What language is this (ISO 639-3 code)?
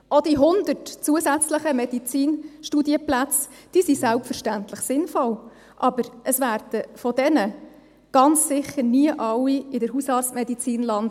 gsw